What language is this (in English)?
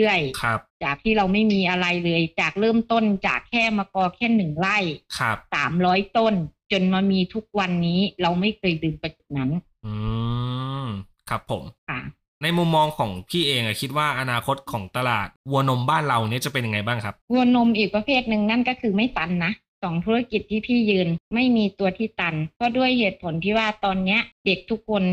Thai